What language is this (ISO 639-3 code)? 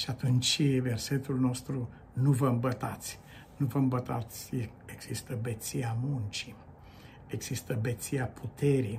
ron